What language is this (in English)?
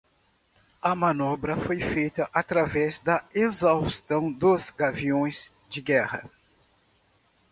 Portuguese